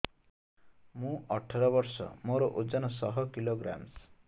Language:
Odia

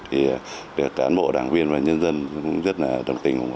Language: Vietnamese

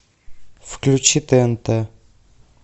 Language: Russian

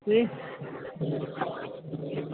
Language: Sindhi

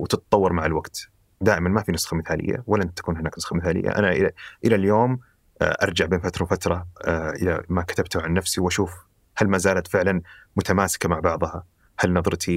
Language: Arabic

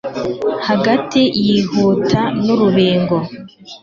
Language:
Kinyarwanda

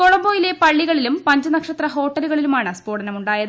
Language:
Malayalam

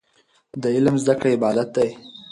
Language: Pashto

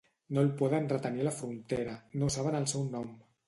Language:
Catalan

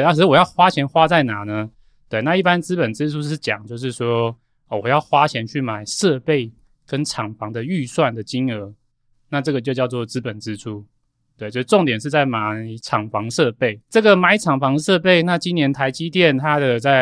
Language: Chinese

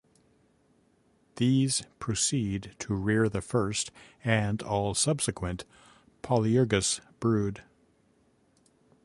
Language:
English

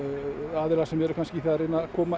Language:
Icelandic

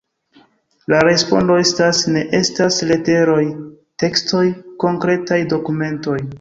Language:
Esperanto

